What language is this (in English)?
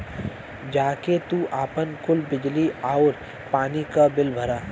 Bhojpuri